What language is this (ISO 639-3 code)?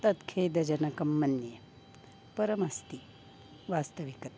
san